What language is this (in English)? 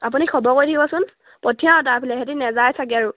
Assamese